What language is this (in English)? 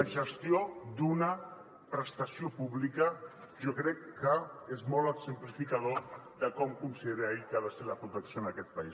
Catalan